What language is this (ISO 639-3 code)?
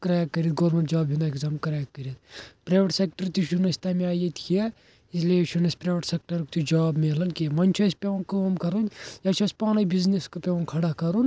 kas